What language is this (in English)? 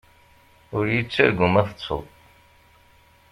Kabyle